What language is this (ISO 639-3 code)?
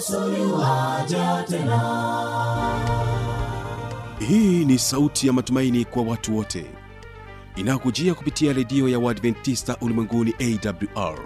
swa